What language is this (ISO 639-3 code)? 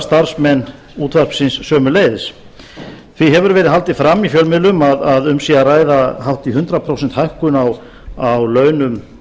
isl